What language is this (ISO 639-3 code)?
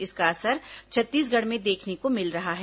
hin